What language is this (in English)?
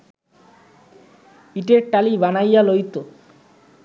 Bangla